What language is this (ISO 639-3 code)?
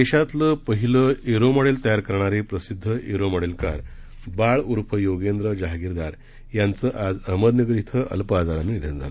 mar